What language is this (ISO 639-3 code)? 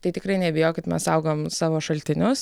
lit